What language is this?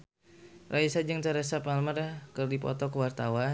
Sundanese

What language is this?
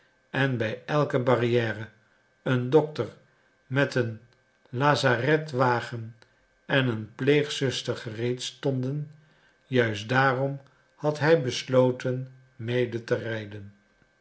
Dutch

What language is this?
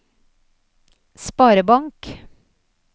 Norwegian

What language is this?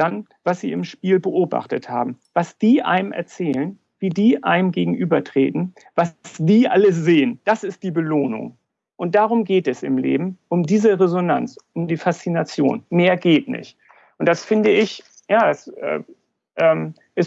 German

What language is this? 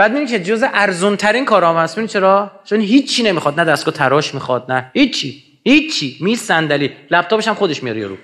Persian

